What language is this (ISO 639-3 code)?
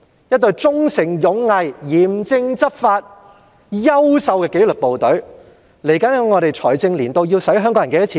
yue